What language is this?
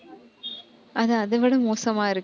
Tamil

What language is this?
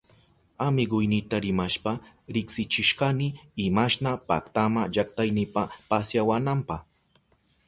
Southern Pastaza Quechua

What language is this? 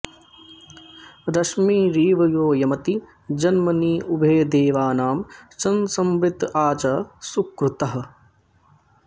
Sanskrit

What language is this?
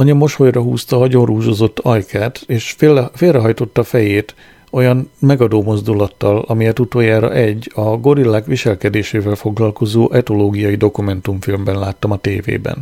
Hungarian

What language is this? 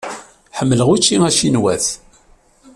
Kabyle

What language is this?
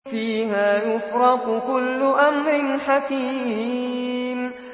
Arabic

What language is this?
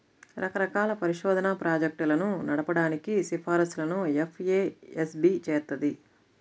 Telugu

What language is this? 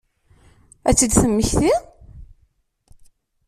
Kabyle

